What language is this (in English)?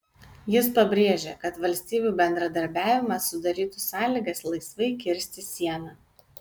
Lithuanian